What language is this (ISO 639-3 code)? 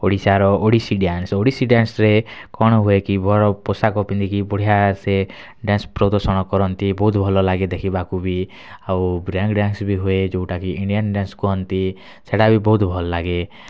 ori